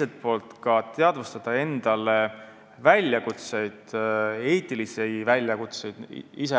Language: Estonian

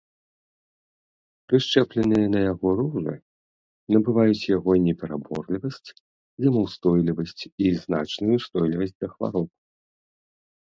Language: Belarusian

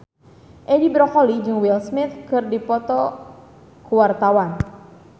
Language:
Sundanese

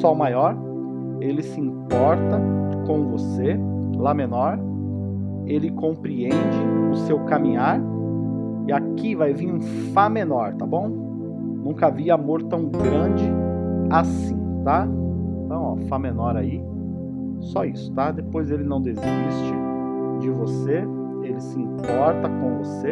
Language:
Portuguese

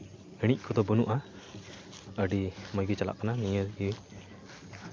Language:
Santali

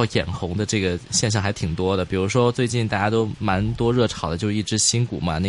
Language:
Chinese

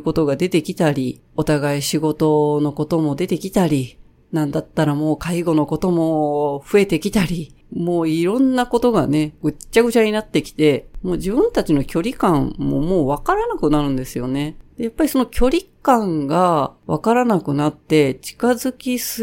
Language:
Japanese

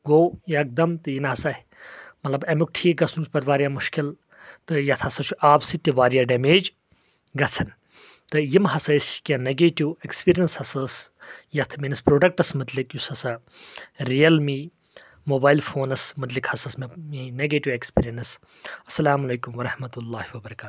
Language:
Kashmiri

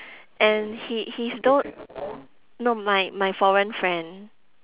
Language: English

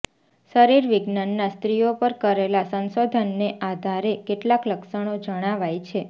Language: Gujarati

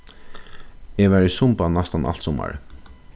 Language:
Faroese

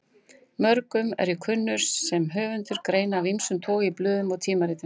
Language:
Icelandic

